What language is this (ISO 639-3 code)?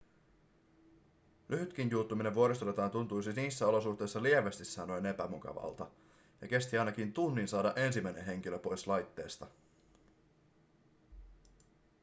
fin